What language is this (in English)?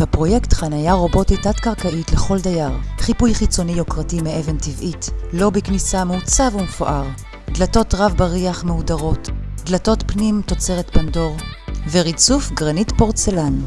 Hebrew